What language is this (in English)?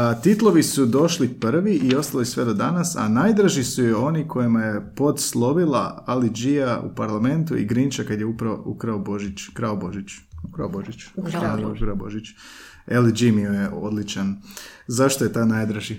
Croatian